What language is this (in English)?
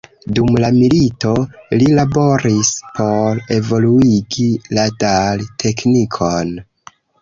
Esperanto